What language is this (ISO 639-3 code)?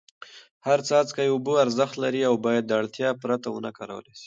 pus